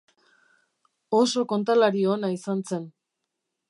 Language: Basque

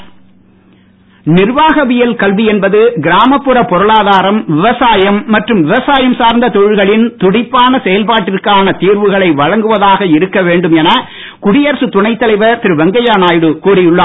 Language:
Tamil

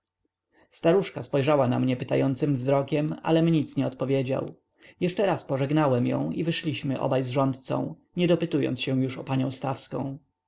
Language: Polish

